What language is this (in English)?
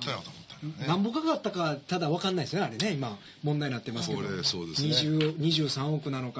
Japanese